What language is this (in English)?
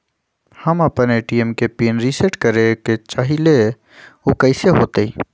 Magahi